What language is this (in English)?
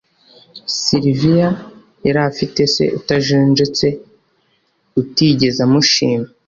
Kinyarwanda